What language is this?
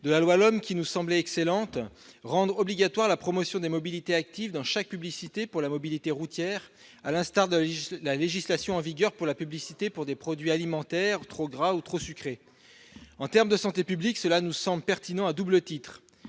French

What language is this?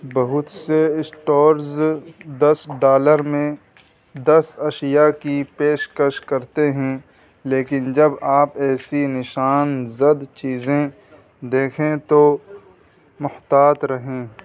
Urdu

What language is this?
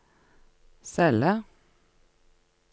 Norwegian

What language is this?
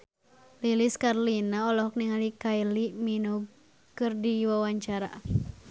Sundanese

